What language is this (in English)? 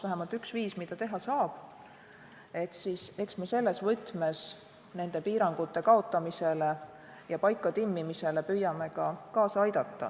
Estonian